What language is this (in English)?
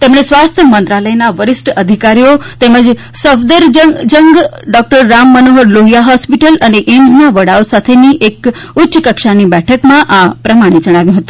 Gujarati